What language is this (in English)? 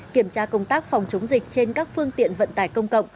Vietnamese